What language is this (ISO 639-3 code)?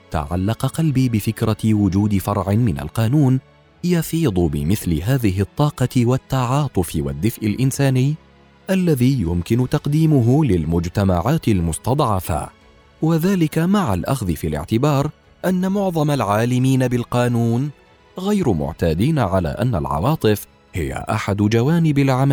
ara